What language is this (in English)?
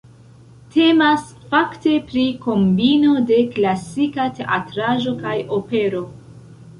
Esperanto